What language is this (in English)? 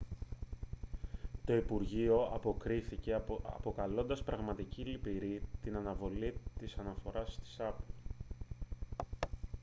Greek